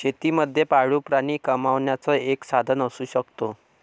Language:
Marathi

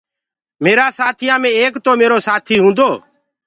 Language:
Gurgula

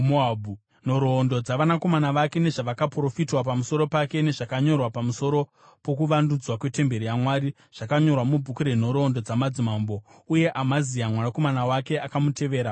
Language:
Shona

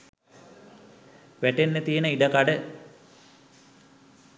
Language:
Sinhala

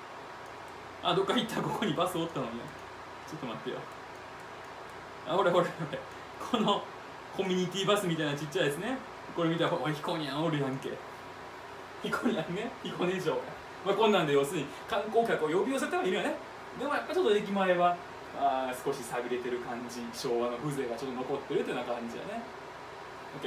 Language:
Japanese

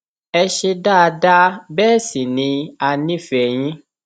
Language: Yoruba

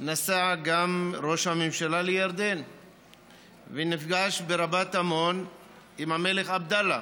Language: Hebrew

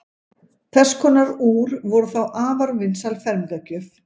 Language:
Icelandic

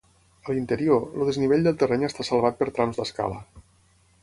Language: Catalan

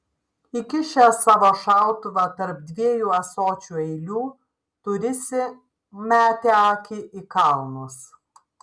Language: Lithuanian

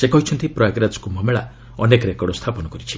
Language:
Odia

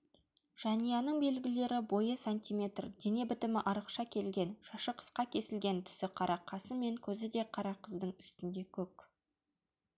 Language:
Kazakh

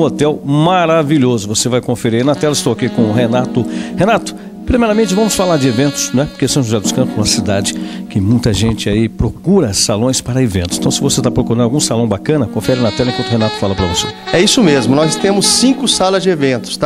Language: Portuguese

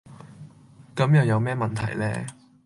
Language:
Cantonese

